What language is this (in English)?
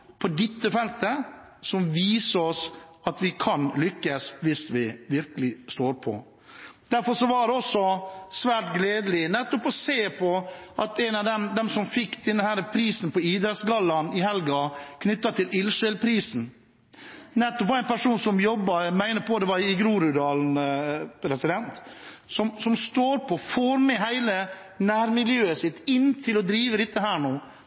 Norwegian Bokmål